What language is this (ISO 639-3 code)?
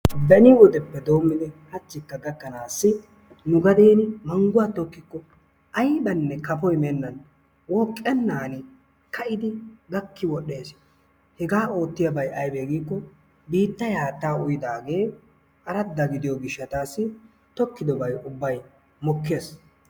wal